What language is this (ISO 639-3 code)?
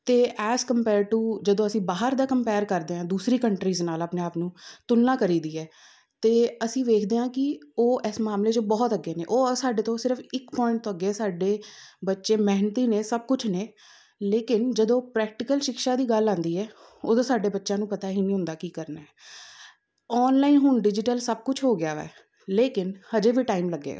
pan